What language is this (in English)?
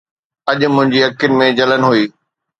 Sindhi